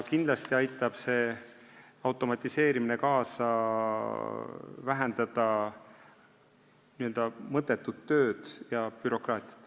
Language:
Estonian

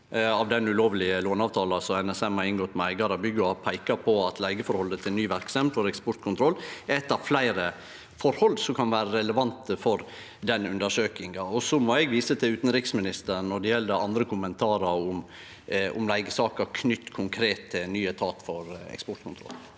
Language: Norwegian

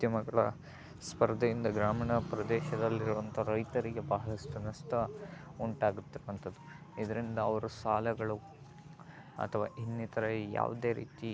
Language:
Kannada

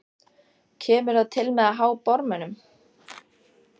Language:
Icelandic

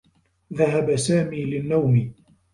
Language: Arabic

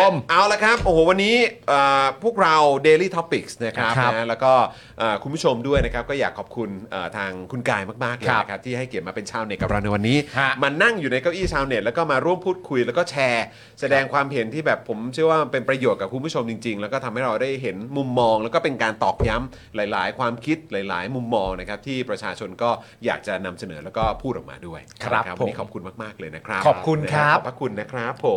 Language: Thai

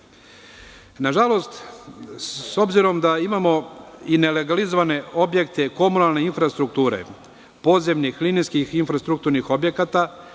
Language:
Serbian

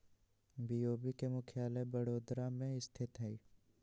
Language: Magahi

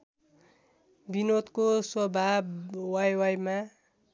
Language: Nepali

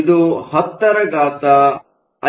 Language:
Kannada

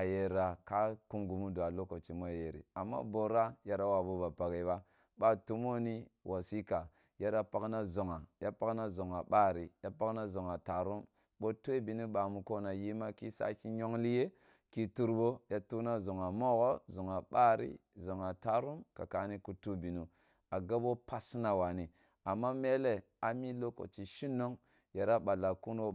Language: Kulung (Nigeria)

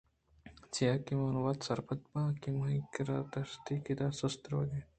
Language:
Eastern Balochi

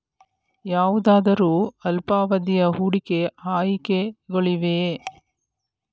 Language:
Kannada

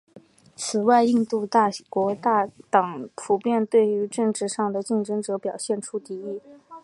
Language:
Chinese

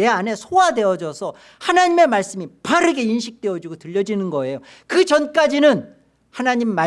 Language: Korean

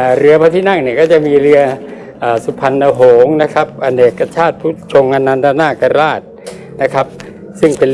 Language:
Thai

